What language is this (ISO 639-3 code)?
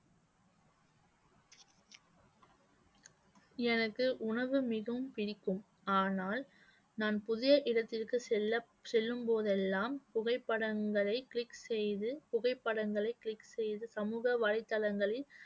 tam